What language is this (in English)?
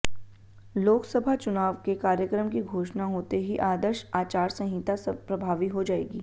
Hindi